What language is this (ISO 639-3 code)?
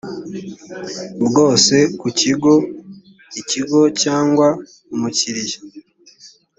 kin